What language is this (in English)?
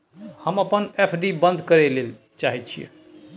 Maithili